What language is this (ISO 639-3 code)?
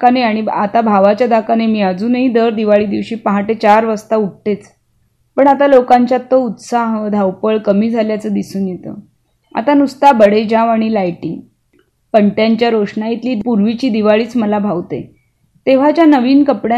mar